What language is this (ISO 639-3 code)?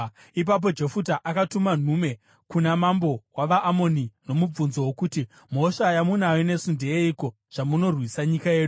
sna